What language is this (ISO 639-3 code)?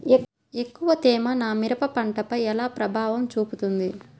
tel